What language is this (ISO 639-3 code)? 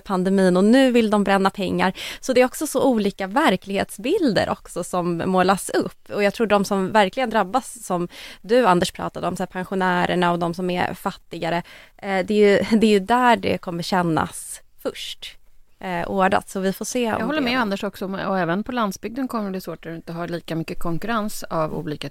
swe